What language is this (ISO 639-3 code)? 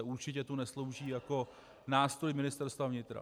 ces